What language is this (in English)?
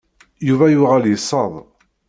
Kabyle